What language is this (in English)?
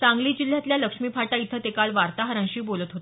Marathi